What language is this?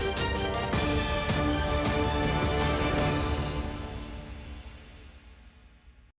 Ukrainian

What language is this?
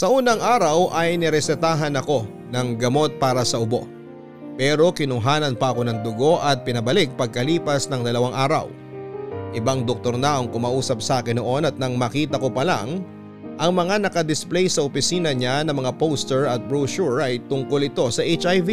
Filipino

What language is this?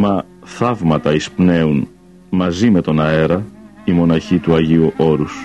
Greek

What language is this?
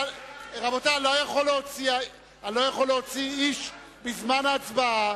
Hebrew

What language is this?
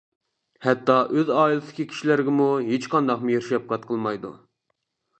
Uyghur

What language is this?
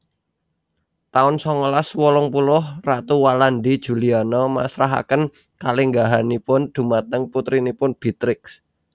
Javanese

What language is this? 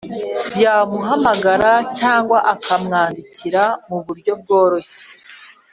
Kinyarwanda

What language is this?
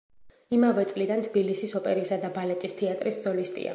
Georgian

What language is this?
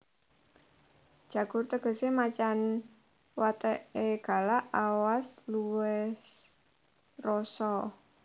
Javanese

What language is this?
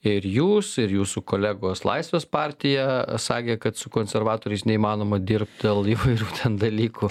Lithuanian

